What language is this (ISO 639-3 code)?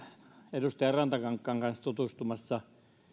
fin